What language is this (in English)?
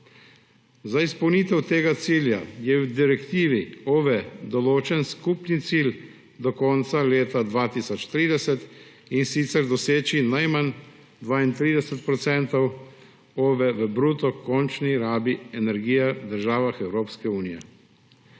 Slovenian